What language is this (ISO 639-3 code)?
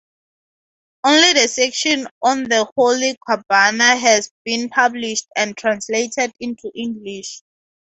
eng